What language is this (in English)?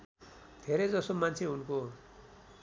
Nepali